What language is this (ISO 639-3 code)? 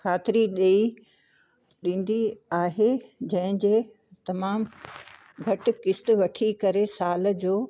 snd